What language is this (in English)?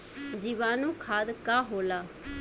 Bhojpuri